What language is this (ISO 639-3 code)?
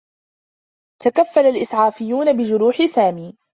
ara